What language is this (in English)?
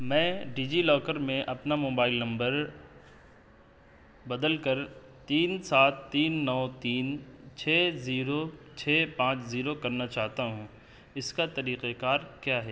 Urdu